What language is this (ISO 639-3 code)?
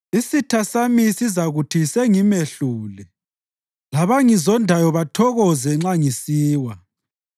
nde